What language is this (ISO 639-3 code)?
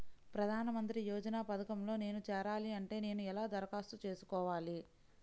tel